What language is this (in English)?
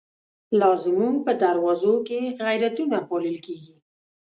Pashto